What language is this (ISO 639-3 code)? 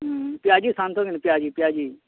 ori